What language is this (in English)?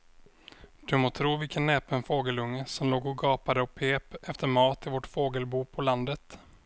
Swedish